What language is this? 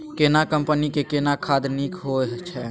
Maithili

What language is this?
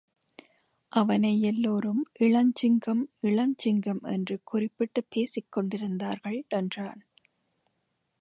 Tamil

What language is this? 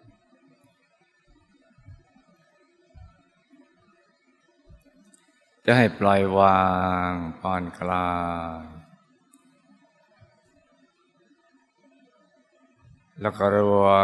Thai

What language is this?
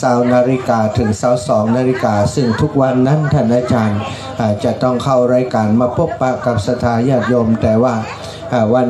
Thai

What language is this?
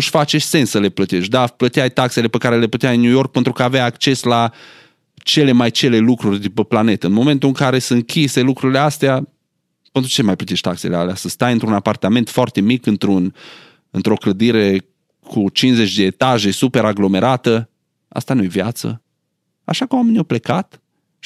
Romanian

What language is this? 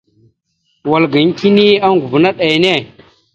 Mada (Cameroon)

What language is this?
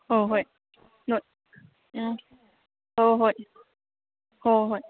Manipuri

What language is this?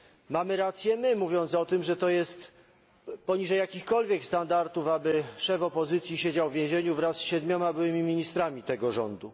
Polish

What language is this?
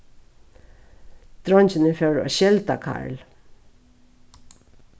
Faroese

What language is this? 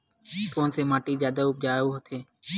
Chhattisgarhi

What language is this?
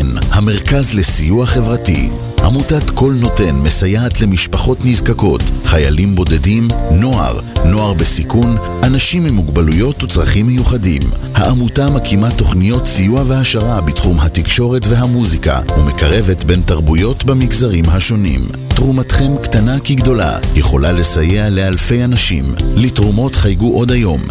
Hebrew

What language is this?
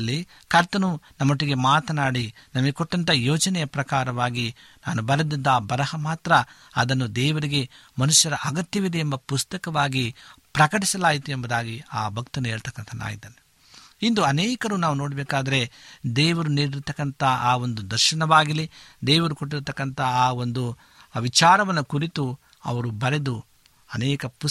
Kannada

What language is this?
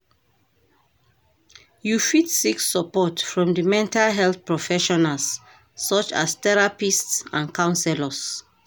Nigerian Pidgin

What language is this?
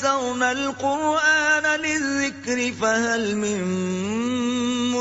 Urdu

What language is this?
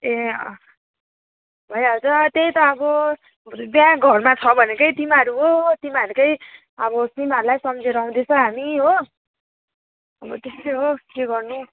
Nepali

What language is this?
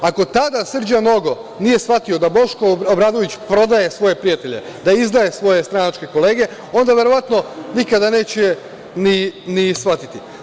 Serbian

